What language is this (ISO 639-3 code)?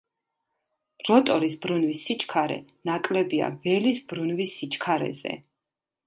kat